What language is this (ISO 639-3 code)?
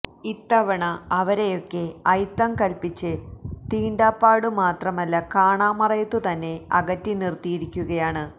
mal